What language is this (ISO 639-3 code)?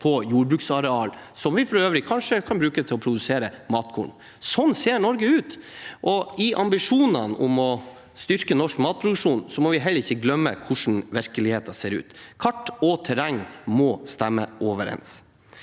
nor